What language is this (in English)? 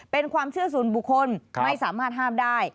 Thai